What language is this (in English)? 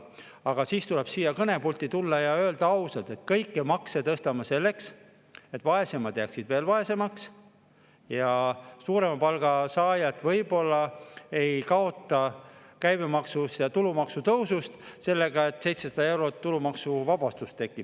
Estonian